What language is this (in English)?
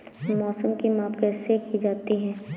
Hindi